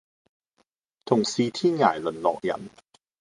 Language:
Cantonese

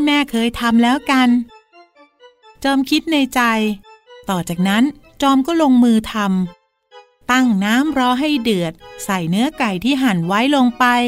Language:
Thai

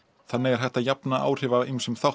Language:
Icelandic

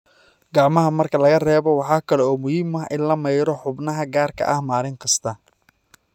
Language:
Somali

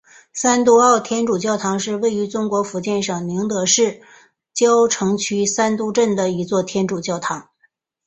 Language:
Chinese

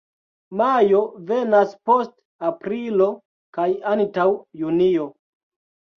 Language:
Esperanto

